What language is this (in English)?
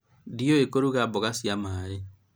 Kikuyu